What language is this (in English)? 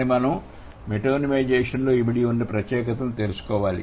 Telugu